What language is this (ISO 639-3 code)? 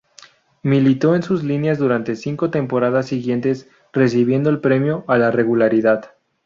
spa